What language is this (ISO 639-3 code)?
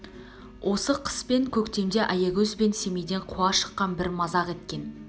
kaz